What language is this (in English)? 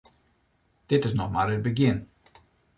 Western Frisian